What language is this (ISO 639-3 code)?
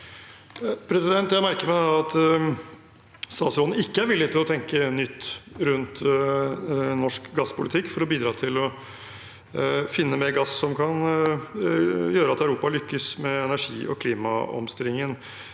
nor